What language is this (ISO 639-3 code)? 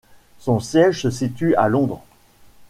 fra